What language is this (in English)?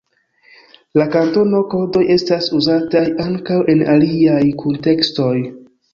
Esperanto